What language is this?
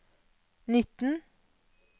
Norwegian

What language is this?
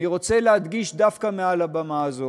Hebrew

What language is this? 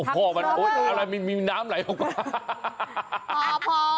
Thai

